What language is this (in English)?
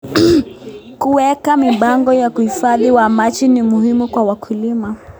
Kalenjin